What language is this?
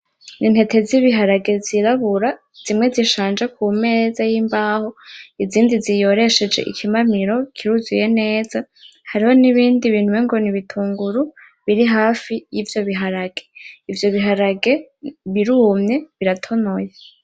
Rundi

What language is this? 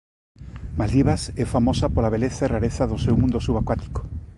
Galician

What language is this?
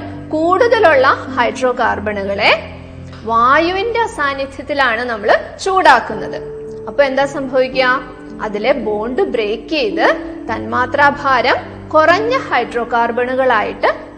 Malayalam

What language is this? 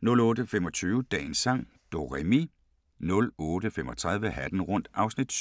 Danish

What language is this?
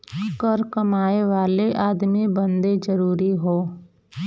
Bhojpuri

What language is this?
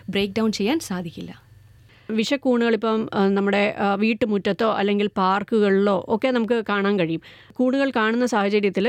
Malayalam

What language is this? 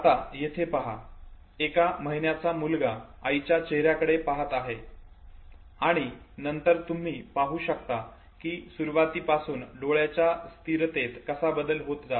Marathi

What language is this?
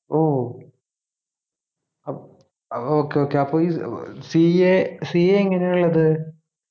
Malayalam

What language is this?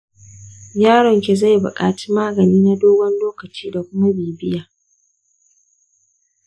Hausa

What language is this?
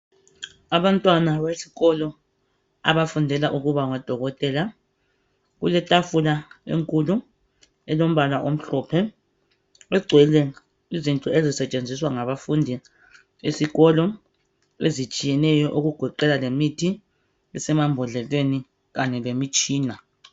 North Ndebele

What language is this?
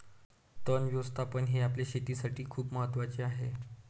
Marathi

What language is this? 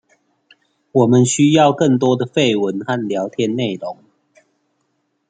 Chinese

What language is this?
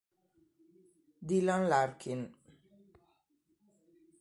Italian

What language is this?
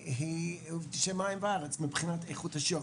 Hebrew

